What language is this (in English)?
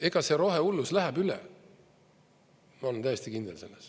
Estonian